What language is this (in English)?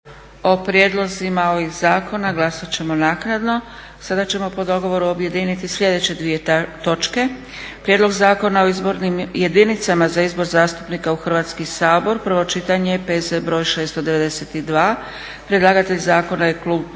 Croatian